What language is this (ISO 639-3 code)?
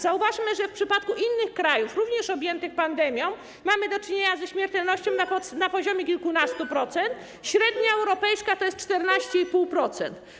pol